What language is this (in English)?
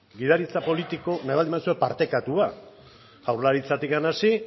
Basque